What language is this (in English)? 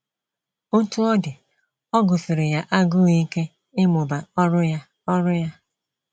Igbo